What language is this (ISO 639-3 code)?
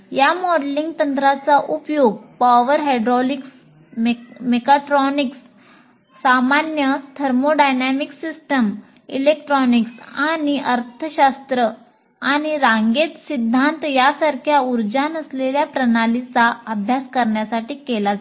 mar